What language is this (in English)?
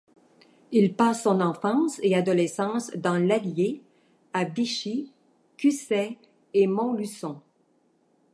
French